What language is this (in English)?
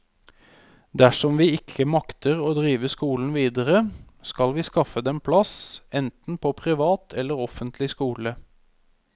Norwegian